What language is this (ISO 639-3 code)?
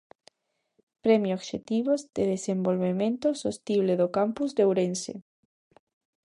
glg